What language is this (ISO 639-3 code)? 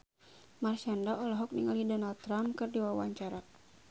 sun